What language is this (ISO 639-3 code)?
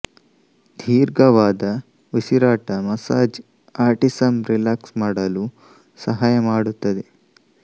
kan